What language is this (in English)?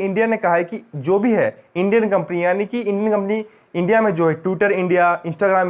Hindi